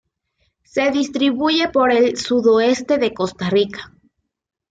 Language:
Spanish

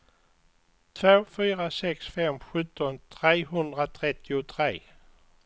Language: Swedish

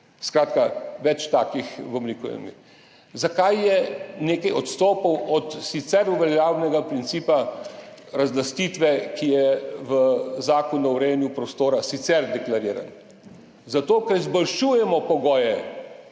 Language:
Slovenian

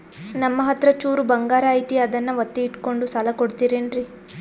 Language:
Kannada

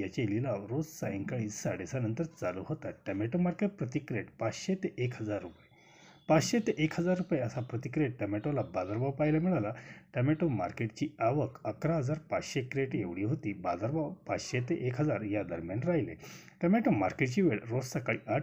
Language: Marathi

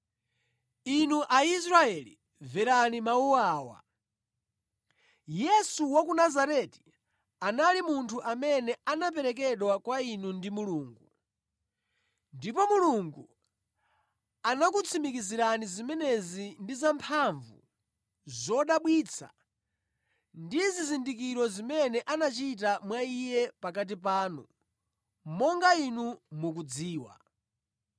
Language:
Nyanja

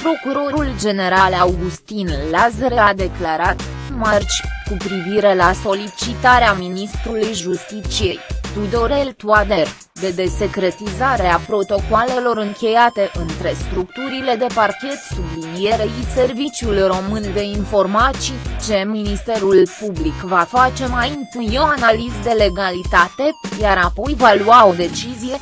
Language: Romanian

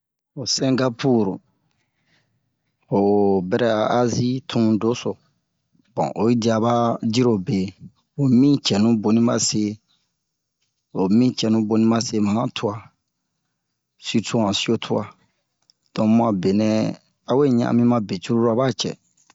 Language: Bomu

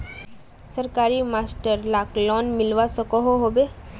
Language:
Magahi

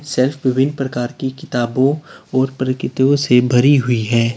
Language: Hindi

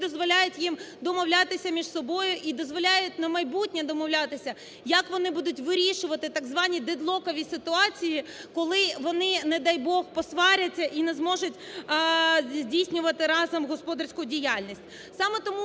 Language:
Ukrainian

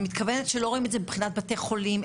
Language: Hebrew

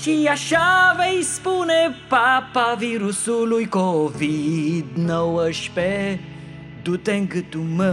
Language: Romanian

